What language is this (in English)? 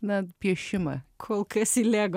Lithuanian